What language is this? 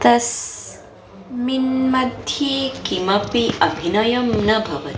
Sanskrit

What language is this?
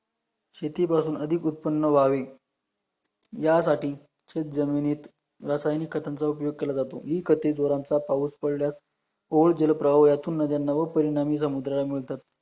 Marathi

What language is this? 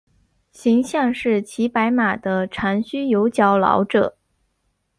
Chinese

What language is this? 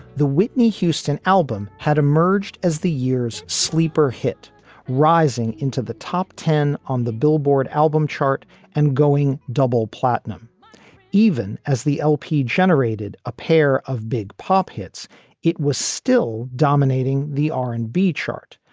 English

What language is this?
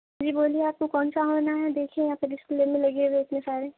Urdu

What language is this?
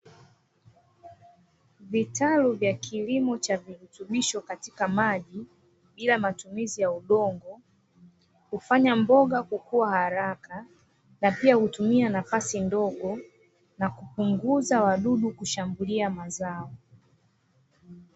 Swahili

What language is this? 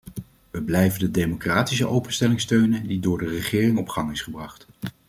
Dutch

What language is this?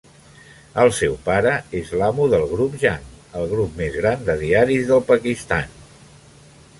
Catalan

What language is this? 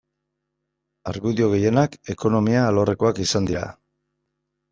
Basque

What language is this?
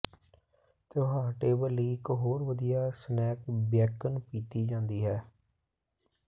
Punjabi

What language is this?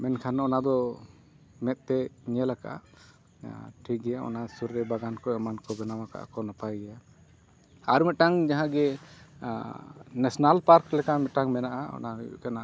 Santali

